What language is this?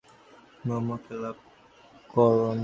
Bangla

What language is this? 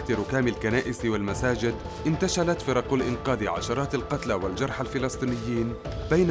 Arabic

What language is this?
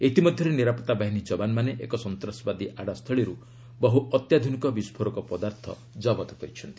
Odia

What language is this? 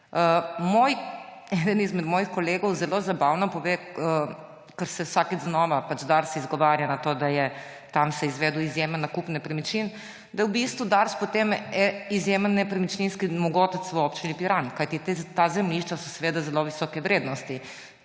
Slovenian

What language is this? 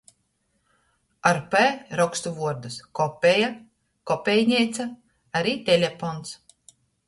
Latgalian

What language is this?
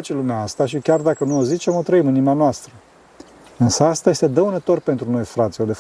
Romanian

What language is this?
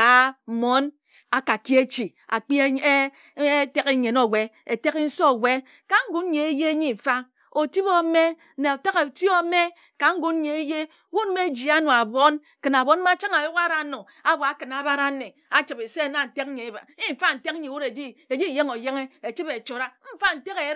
Ejagham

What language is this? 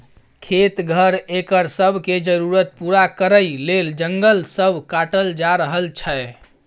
Maithili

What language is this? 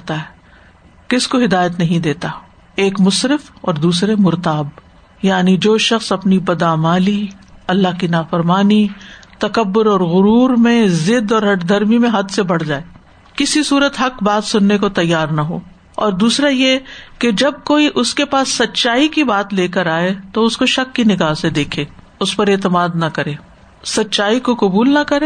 Urdu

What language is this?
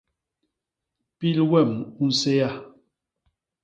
Basaa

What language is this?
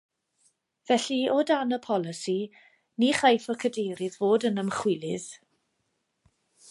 Welsh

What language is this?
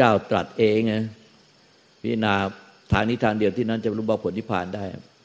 Thai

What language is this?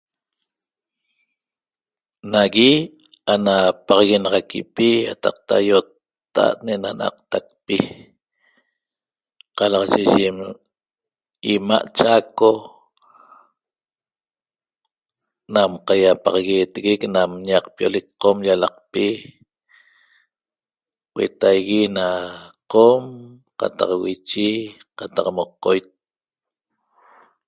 Toba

